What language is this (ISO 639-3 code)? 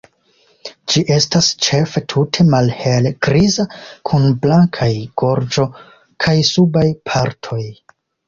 epo